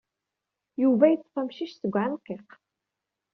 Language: Kabyle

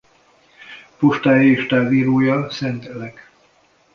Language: Hungarian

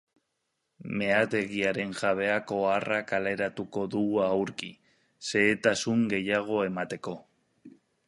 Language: Basque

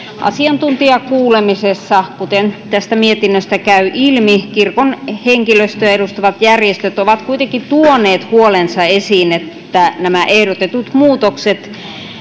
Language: Finnish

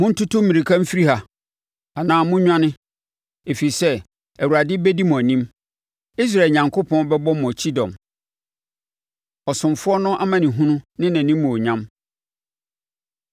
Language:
Akan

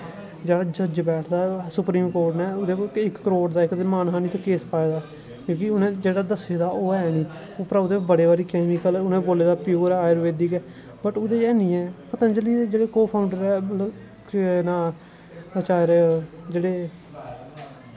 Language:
Dogri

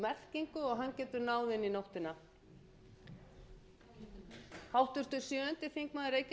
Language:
Icelandic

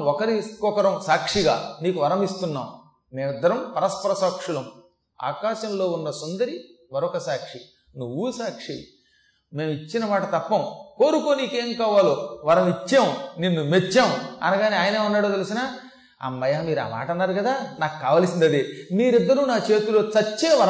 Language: Telugu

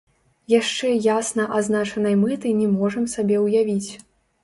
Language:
Belarusian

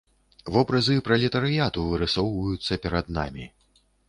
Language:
Belarusian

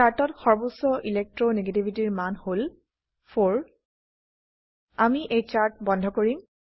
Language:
Assamese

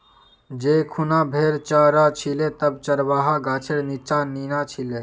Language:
Magahi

